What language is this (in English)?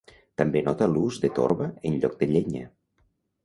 Catalan